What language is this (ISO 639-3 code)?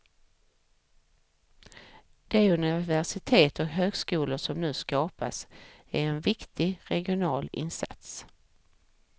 swe